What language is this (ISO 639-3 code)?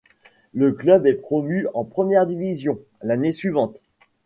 fra